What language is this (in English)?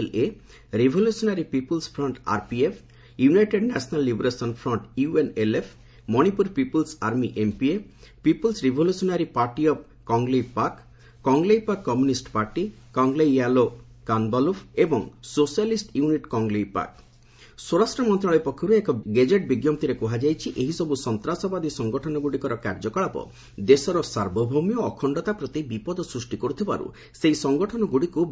Odia